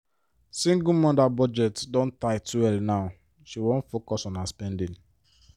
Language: Nigerian Pidgin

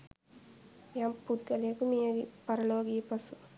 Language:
Sinhala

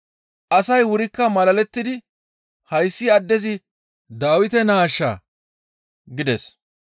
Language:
Gamo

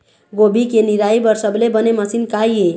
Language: Chhattisgarhi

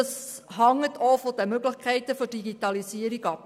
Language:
Swiss German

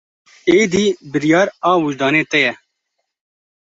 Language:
Kurdish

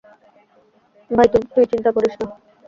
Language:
Bangla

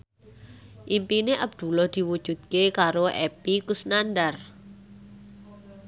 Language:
Javanese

